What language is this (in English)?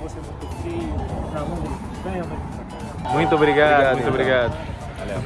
Portuguese